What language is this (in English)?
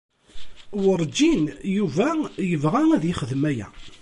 Kabyle